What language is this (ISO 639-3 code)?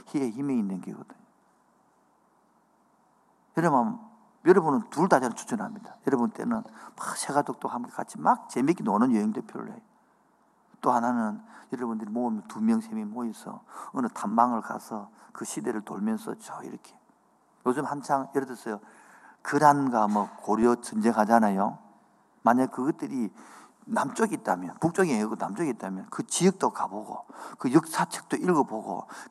kor